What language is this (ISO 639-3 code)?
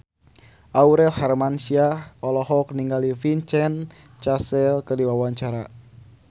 sun